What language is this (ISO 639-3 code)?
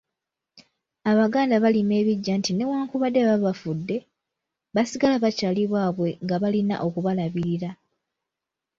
lug